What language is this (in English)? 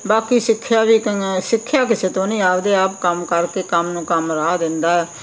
Punjabi